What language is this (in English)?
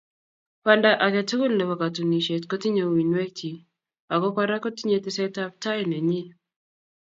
Kalenjin